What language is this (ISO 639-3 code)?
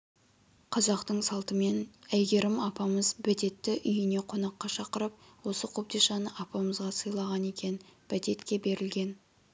kaz